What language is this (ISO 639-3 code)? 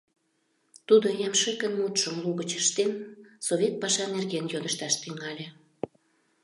chm